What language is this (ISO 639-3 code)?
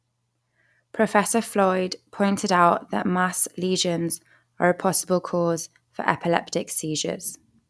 eng